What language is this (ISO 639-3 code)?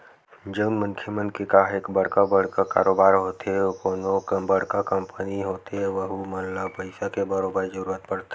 hne